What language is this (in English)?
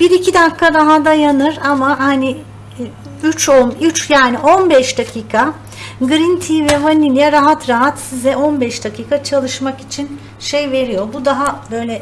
Turkish